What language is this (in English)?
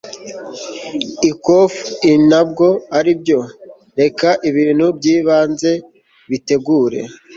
Kinyarwanda